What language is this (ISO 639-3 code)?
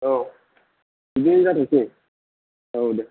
brx